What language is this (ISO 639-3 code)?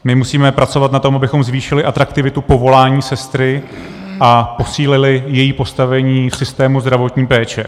ces